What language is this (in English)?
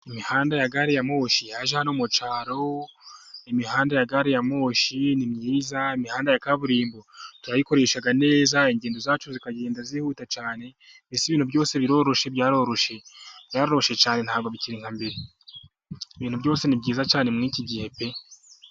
Kinyarwanda